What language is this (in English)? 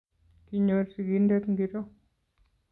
Kalenjin